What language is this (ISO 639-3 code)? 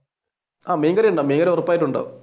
mal